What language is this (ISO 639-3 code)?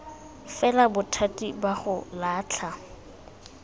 tsn